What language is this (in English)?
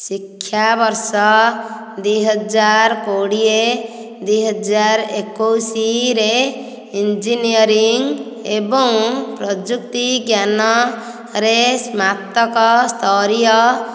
Odia